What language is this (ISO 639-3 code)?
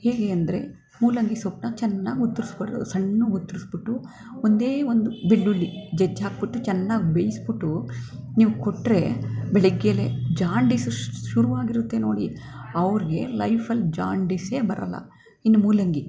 kan